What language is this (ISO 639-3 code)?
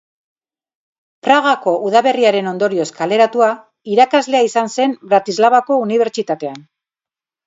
eus